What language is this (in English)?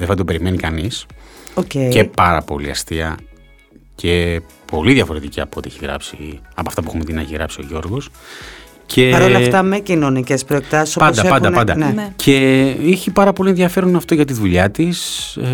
Greek